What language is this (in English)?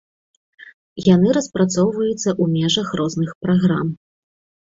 Belarusian